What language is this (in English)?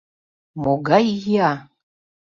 Mari